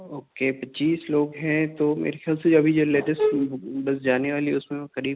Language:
Urdu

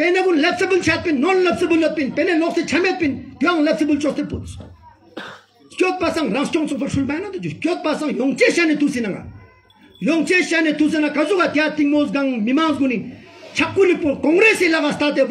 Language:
Romanian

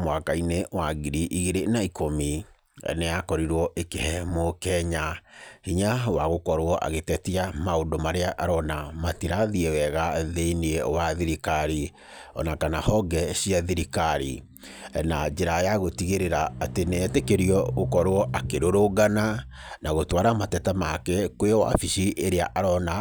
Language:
Kikuyu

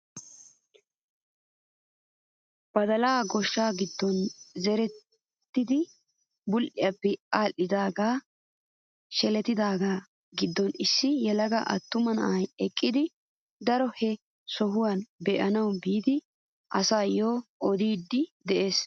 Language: Wolaytta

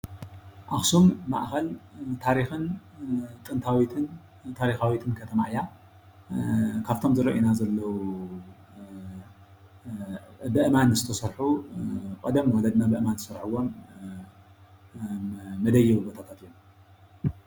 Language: Tigrinya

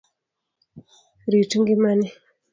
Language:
Luo (Kenya and Tanzania)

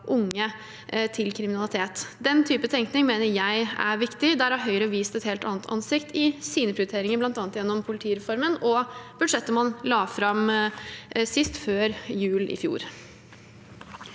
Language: Norwegian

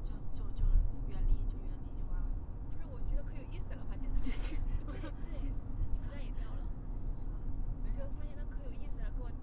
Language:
Chinese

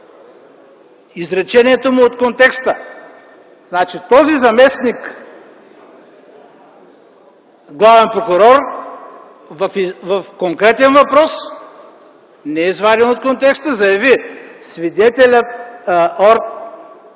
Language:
Bulgarian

